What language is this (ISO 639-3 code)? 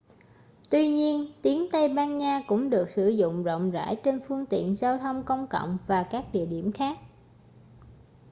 vie